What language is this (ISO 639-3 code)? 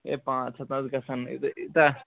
kas